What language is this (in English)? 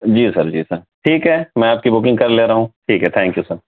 Urdu